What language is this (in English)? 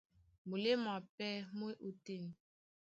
Duala